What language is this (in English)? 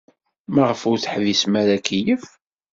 Kabyle